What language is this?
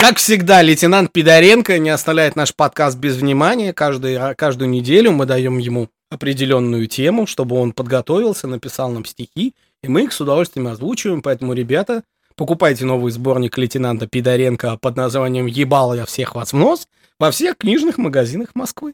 Russian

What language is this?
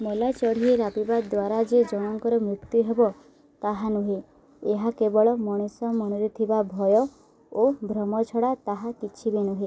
Odia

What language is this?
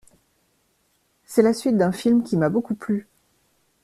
French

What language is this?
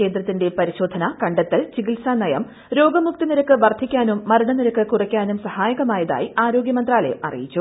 Malayalam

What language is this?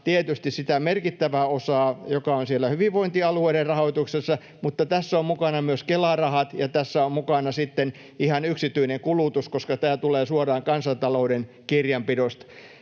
Finnish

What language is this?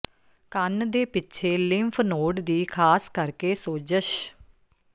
Punjabi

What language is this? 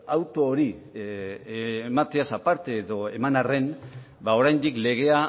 Basque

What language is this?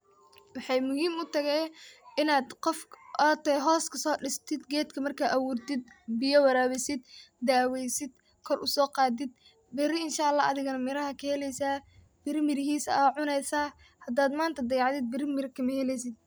Somali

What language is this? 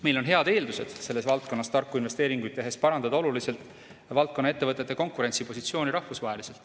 Estonian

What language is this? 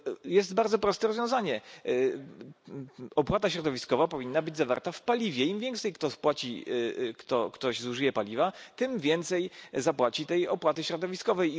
Polish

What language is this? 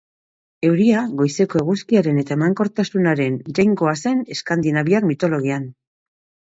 Basque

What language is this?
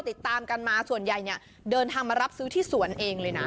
Thai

